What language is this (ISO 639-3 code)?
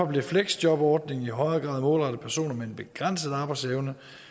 dan